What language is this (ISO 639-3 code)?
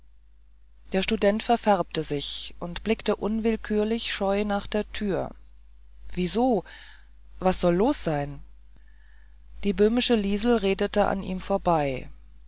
deu